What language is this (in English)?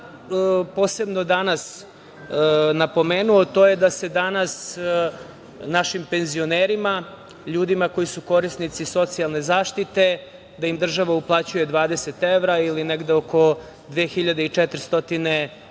Serbian